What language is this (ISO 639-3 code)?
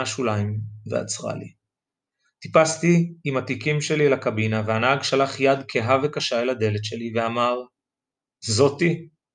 heb